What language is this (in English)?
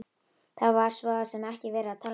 Icelandic